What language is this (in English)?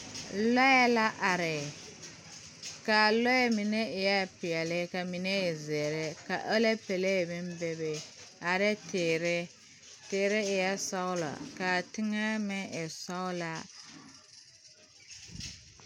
Southern Dagaare